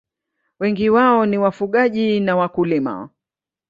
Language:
Swahili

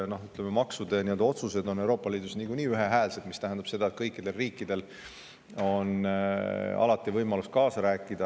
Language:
Estonian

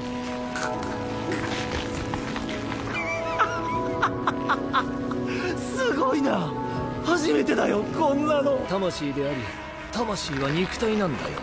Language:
Japanese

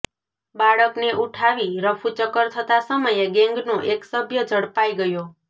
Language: Gujarati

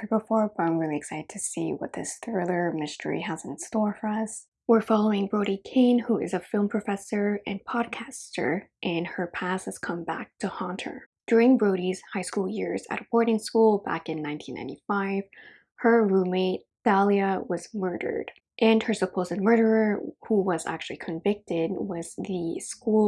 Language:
English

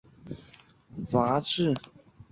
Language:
Chinese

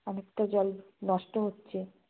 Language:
Bangla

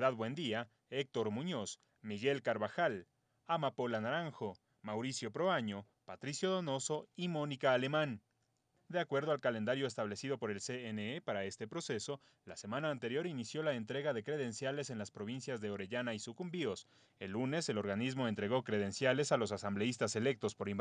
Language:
Spanish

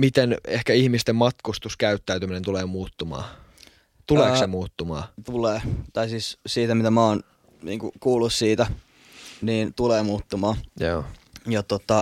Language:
Finnish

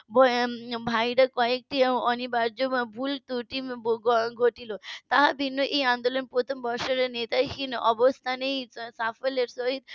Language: Bangla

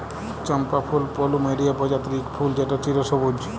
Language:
Bangla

